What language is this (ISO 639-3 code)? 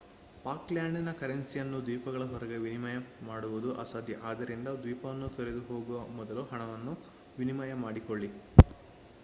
kan